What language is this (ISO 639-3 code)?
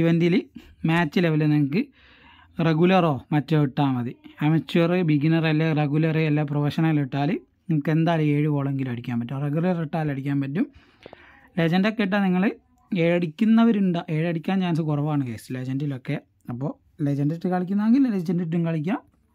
mal